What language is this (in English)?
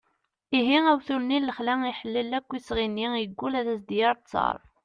Kabyle